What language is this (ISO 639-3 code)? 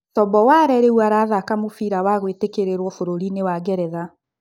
kik